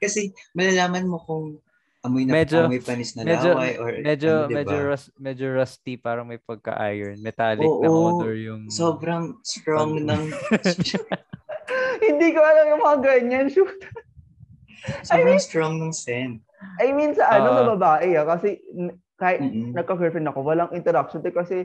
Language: Filipino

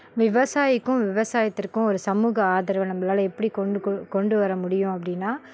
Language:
Tamil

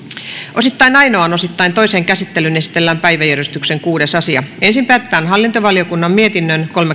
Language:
Finnish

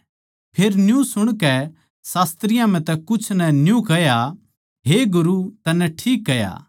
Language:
Haryanvi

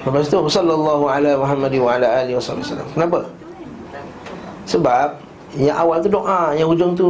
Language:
Malay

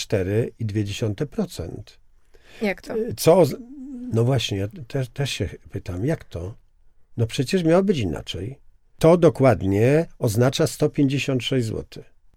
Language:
Polish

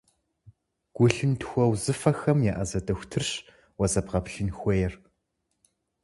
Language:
Kabardian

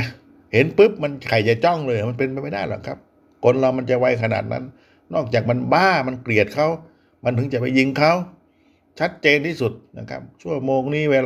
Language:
Thai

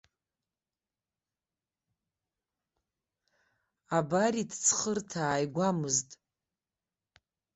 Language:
Abkhazian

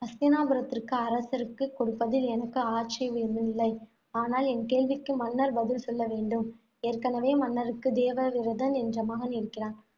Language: Tamil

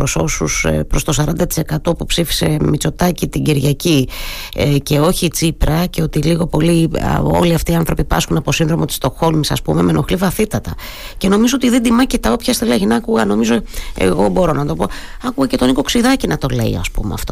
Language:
Greek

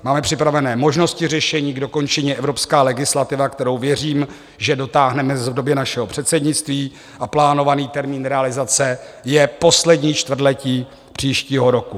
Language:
Czech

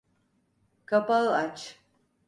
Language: Turkish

